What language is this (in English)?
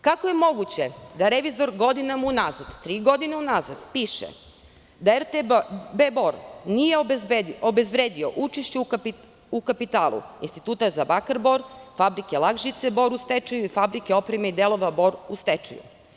Serbian